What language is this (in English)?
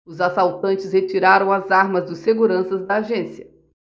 Portuguese